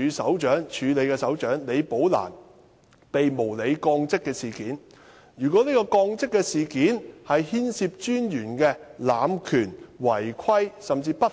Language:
Cantonese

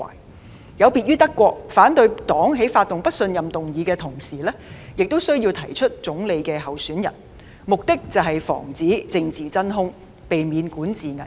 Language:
Cantonese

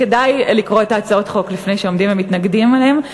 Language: Hebrew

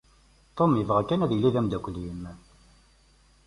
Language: Kabyle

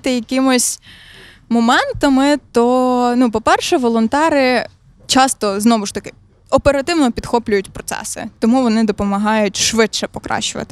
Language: Ukrainian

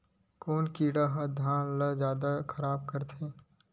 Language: Chhattisgarhi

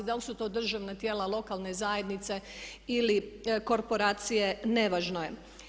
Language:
Croatian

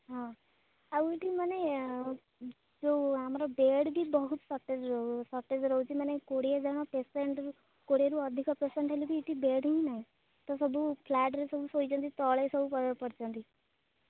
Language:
Odia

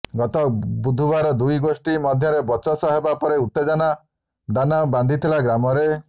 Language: Odia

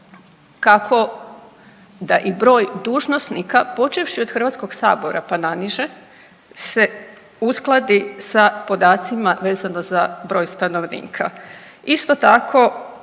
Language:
Croatian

